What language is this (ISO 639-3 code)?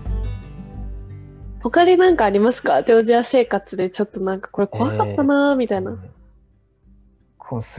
jpn